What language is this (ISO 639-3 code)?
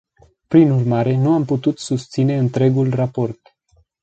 ron